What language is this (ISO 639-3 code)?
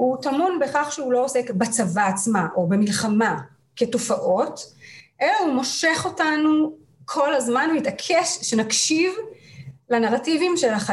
heb